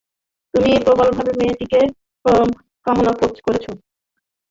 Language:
Bangla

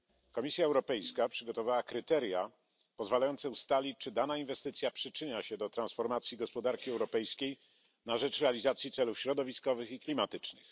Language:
Polish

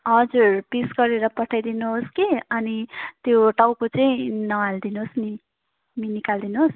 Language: Nepali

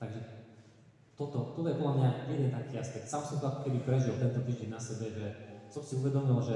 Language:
Slovak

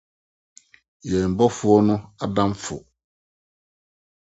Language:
Akan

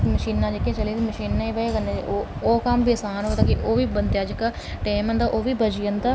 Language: Dogri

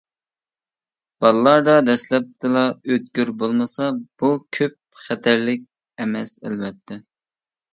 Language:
Uyghur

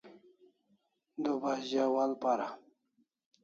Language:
Kalasha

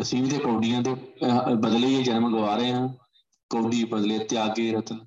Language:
Punjabi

